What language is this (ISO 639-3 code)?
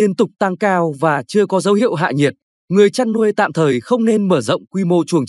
vie